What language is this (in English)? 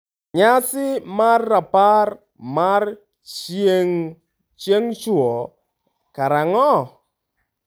Luo (Kenya and Tanzania)